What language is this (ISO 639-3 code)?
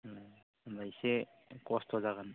brx